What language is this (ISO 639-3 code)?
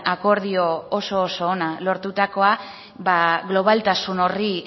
eus